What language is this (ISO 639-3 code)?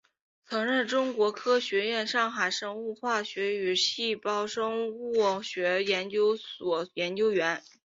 zho